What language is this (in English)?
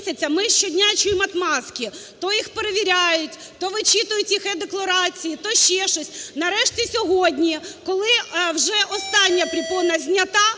Ukrainian